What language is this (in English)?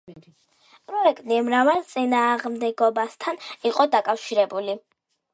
Georgian